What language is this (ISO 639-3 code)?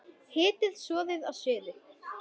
isl